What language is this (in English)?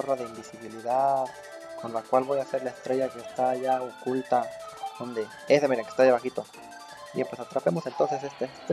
Spanish